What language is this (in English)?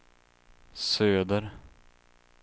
Swedish